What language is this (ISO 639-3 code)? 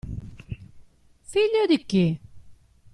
ita